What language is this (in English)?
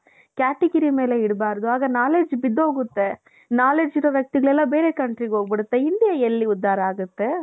Kannada